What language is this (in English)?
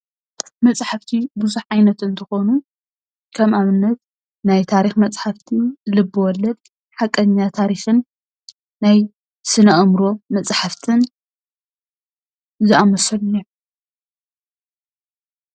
Tigrinya